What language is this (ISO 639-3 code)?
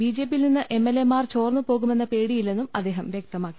mal